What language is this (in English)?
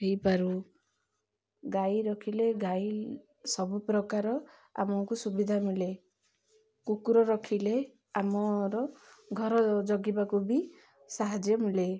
Odia